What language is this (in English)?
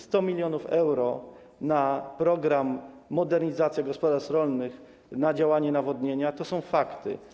Polish